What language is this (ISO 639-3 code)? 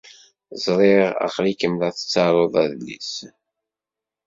kab